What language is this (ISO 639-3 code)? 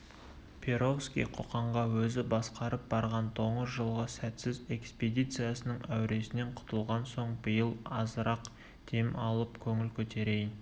kaz